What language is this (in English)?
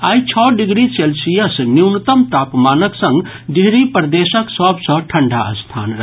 Maithili